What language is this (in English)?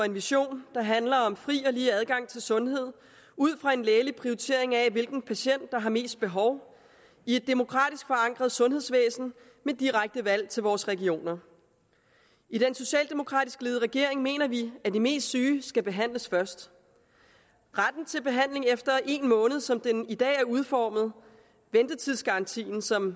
Danish